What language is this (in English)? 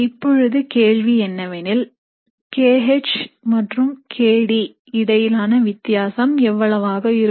Tamil